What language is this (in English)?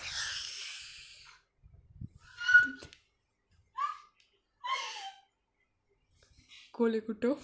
Dogri